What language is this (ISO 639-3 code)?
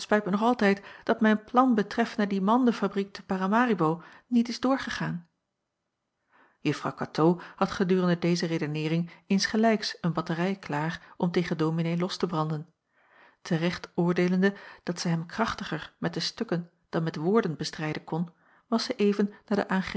nld